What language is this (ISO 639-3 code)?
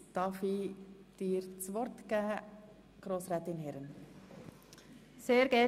gsw